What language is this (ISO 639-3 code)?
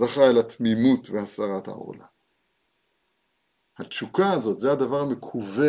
heb